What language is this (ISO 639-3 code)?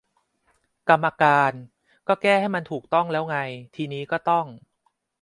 tha